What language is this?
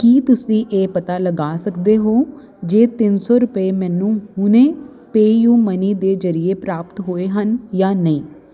Punjabi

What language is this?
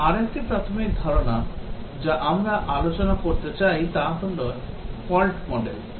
Bangla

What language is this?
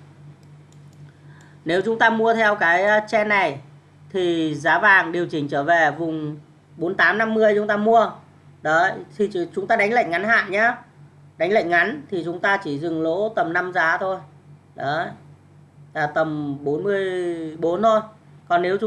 Vietnamese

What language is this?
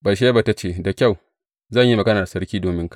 Hausa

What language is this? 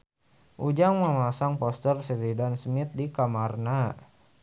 Sundanese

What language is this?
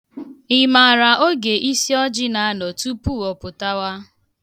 Igbo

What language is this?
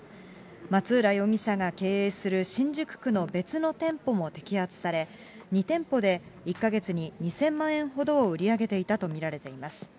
Japanese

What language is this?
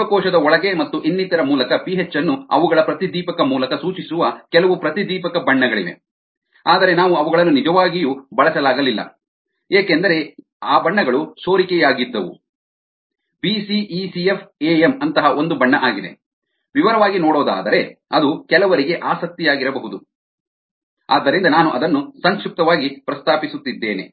Kannada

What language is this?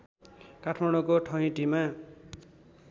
Nepali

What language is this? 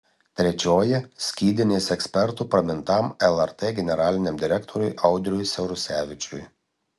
Lithuanian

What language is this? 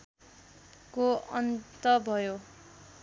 Nepali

